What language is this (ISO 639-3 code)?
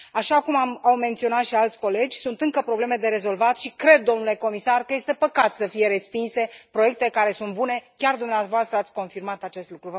ron